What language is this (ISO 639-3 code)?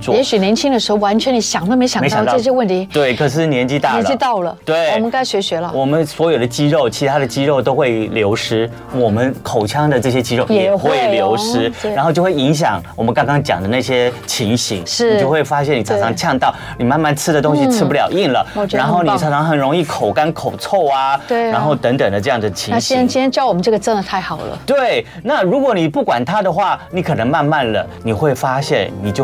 zho